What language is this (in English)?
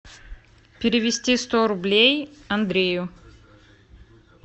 Russian